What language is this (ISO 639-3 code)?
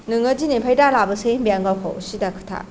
brx